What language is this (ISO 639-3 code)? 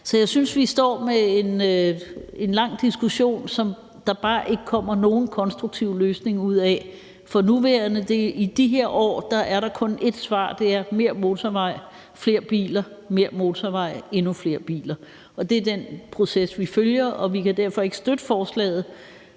dan